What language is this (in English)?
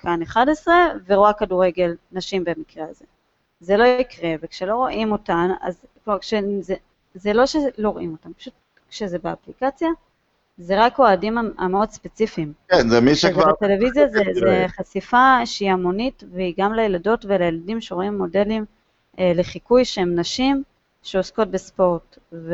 Hebrew